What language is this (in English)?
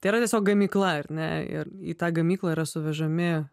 Lithuanian